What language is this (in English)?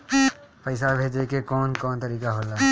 Bhojpuri